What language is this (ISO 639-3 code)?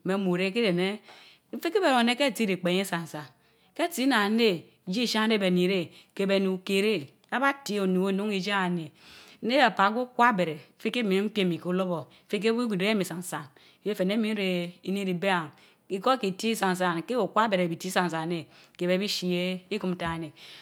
mfo